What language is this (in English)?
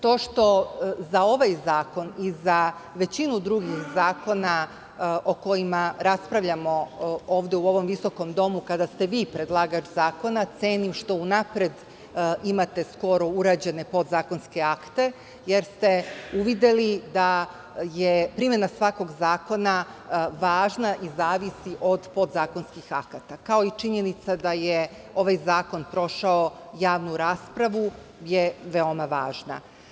Serbian